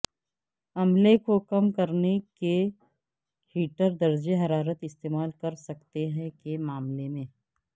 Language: Urdu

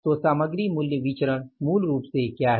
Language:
Hindi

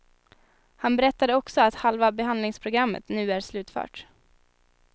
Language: Swedish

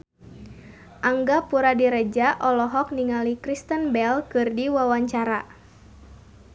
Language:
Sundanese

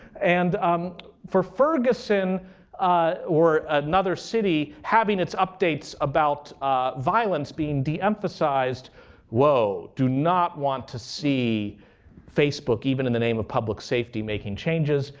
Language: English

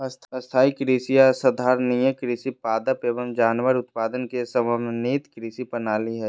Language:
Magahi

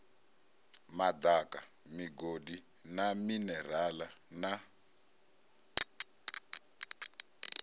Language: Venda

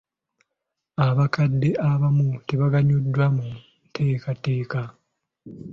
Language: Ganda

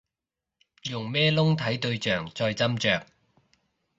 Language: Cantonese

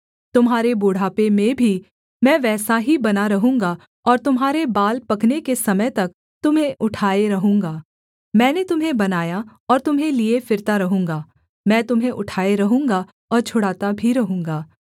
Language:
Hindi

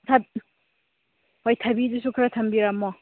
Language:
Manipuri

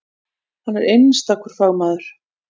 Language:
Icelandic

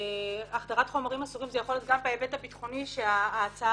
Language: Hebrew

